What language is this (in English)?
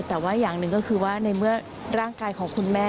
Thai